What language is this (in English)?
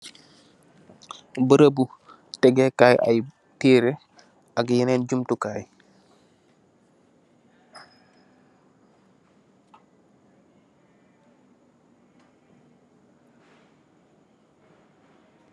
Wolof